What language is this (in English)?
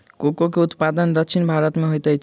Maithili